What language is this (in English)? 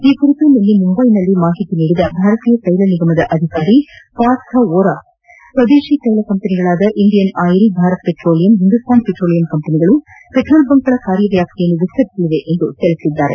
Kannada